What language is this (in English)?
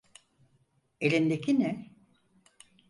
Turkish